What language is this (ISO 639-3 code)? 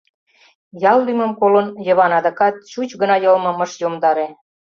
chm